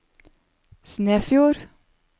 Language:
Norwegian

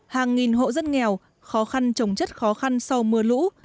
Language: Vietnamese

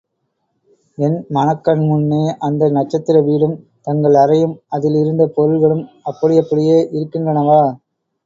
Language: Tamil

